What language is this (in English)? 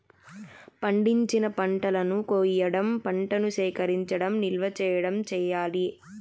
Telugu